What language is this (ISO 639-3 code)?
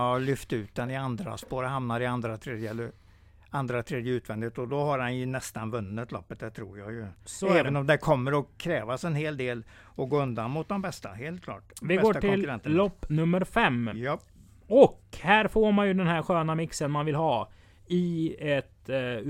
swe